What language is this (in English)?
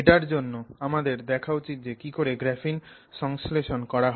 Bangla